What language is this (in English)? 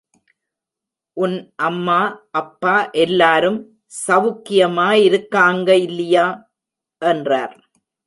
Tamil